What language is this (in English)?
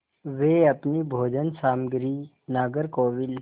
Hindi